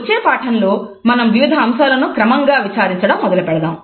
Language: Telugu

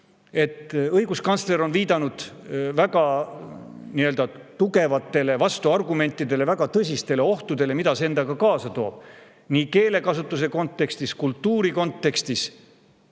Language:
Estonian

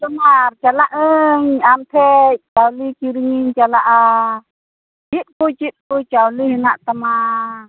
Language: Santali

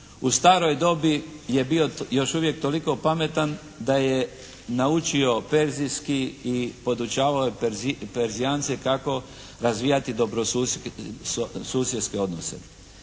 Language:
Croatian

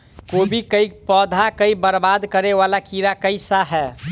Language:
Maithili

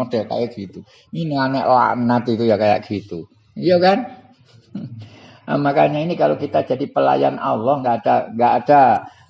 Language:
Indonesian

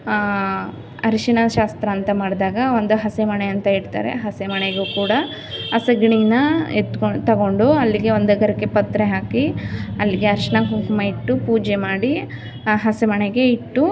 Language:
Kannada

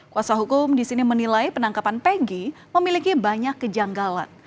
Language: Indonesian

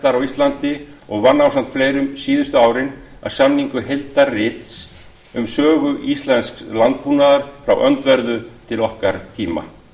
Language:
Icelandic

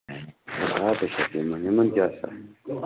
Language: Kashmiri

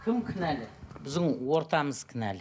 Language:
Kazakh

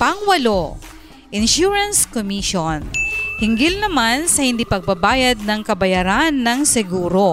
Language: Filipino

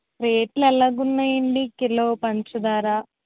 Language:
Telugu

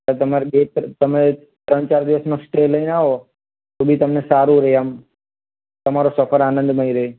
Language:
Gujarati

